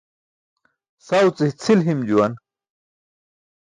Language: Burushaski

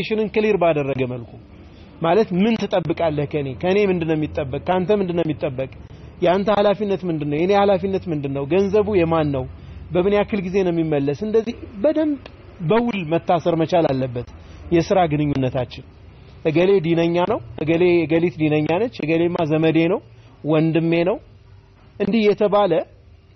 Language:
Arabic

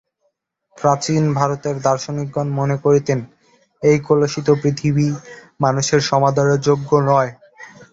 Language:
Bangla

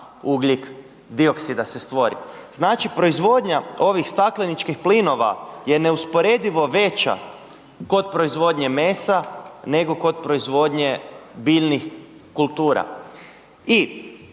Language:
Croatian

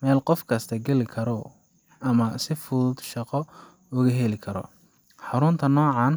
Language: Somali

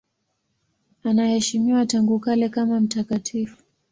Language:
Swahili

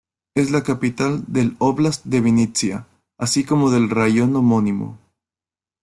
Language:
Spanish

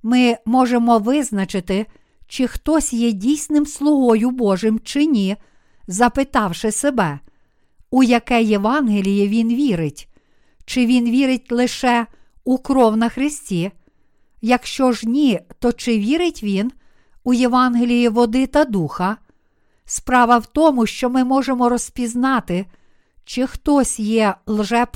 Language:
Ukrainian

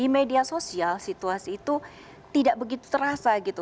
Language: Indonesian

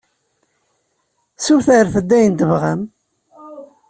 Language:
Kabyle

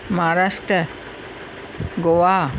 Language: Sindhi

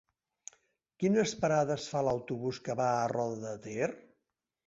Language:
Catalan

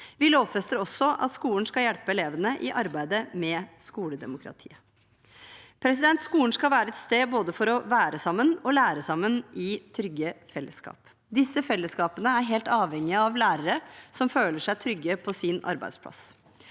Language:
Norwegian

